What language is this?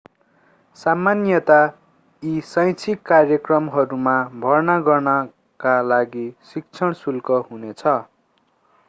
Nepali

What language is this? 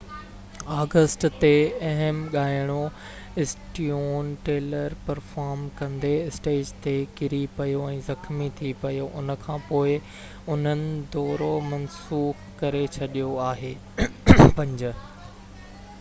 Sindhi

